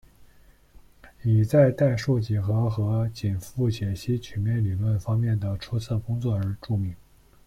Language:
Chinese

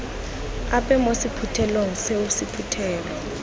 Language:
Tswana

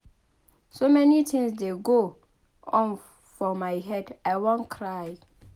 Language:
Nigerian Pidgin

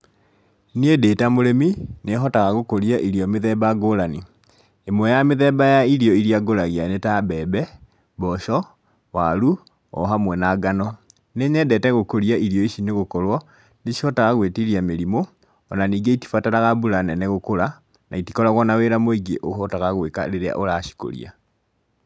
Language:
Kikuyu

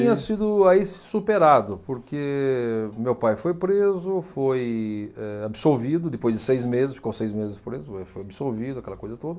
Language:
Portuguese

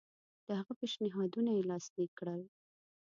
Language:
Pashto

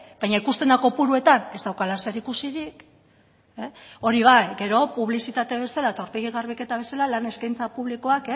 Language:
Basque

